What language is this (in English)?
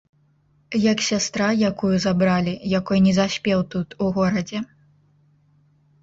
Belarusian